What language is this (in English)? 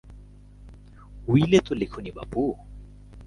Bangla